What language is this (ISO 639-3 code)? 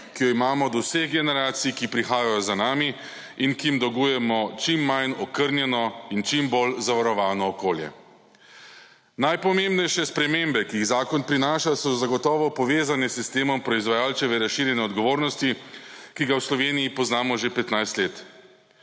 slv